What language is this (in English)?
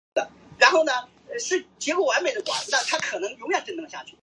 Chinese